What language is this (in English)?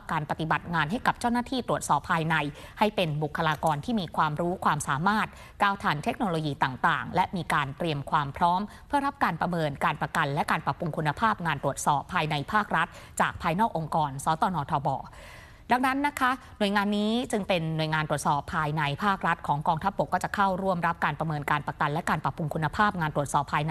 Thai